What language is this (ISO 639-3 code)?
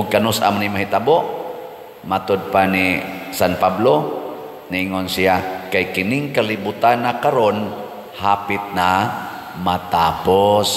fil